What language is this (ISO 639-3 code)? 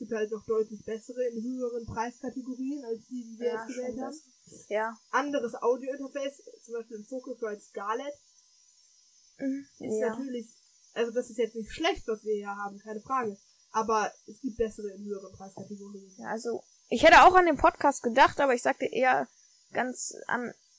deu